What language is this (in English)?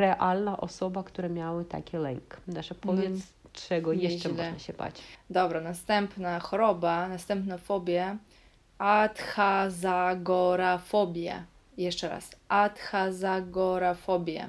Polish